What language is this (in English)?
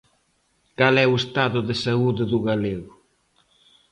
Galician